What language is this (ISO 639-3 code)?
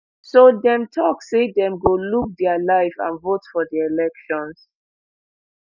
pcm